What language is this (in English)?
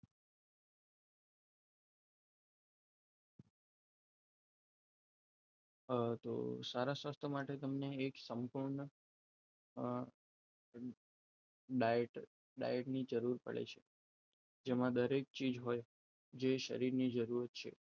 Gujarati